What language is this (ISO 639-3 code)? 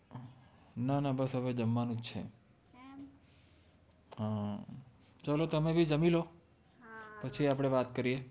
guj